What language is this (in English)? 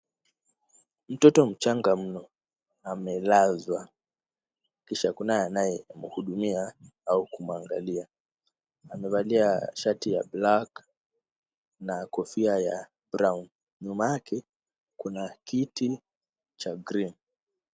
Swahili